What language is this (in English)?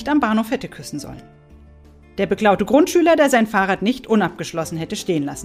German